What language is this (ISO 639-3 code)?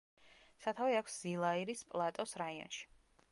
kat